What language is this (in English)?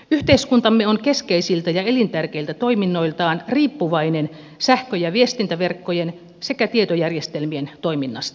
Finnish